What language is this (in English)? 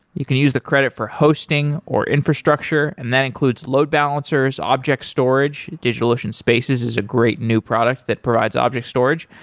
English